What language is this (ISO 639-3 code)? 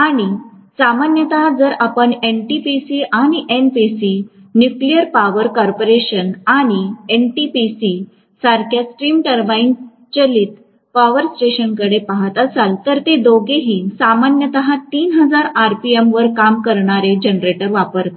mar